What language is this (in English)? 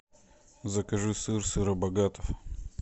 Russian